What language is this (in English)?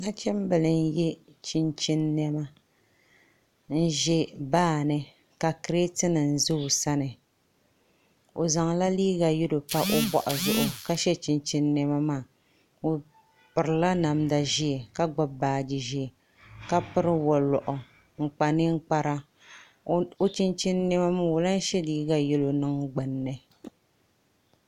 Dagbani